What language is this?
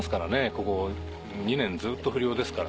Japanese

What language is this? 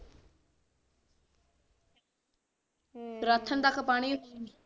Punjabi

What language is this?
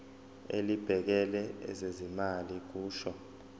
Zulu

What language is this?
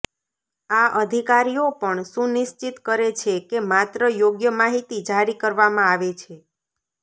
Gujarati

